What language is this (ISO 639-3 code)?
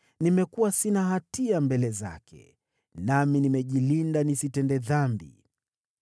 swa